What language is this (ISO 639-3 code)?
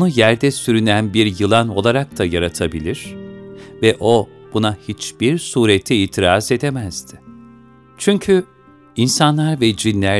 tur